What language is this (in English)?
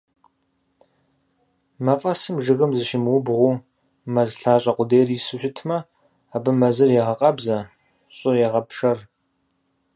Kabardian